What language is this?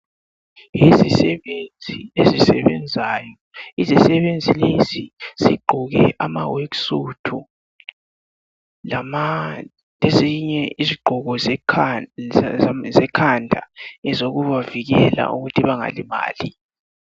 North Ndebele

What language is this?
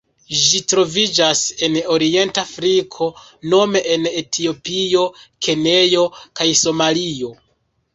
Esperanto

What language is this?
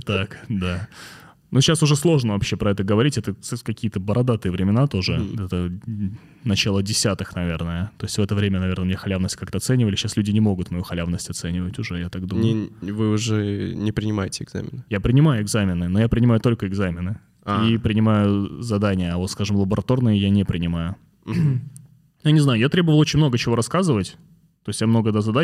Russian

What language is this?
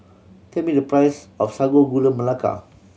English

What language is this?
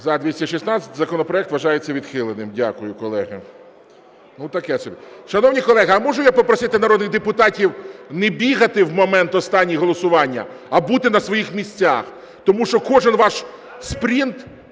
Ukrainian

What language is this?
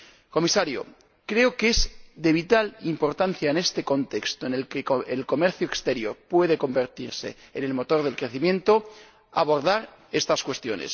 Spanish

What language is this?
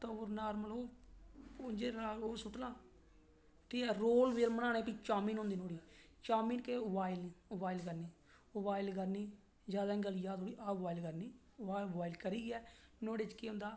Dogri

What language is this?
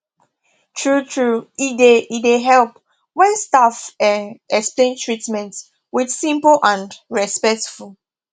Nigerian Pidgin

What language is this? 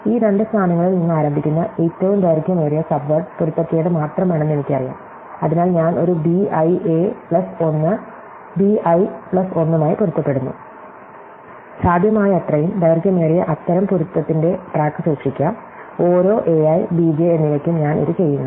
Malayalam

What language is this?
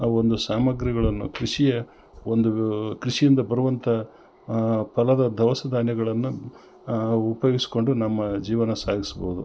Kannada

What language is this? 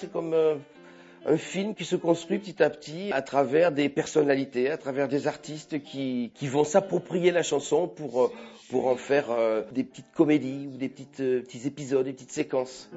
French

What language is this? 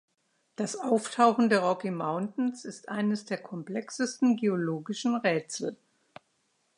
German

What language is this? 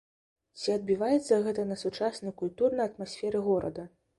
Belarusian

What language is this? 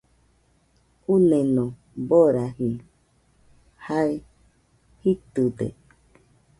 Nüpode Huitoto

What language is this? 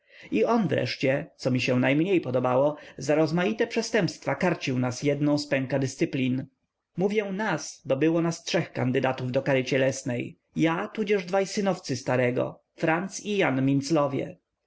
Polish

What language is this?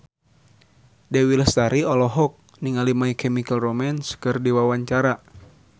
Sundanese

